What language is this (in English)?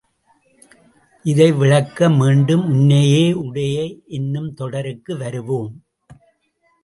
Tamil